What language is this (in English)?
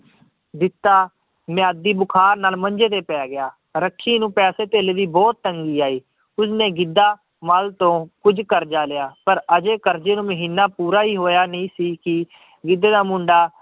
Punjabi